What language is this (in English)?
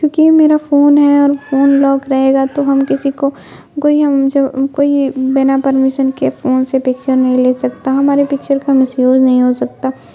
Urdu